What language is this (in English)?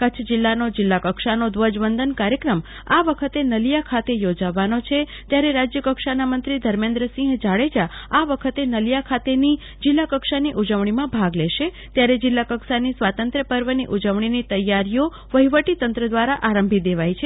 Gujarati